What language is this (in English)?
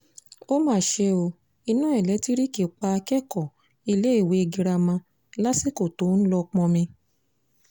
Yoruba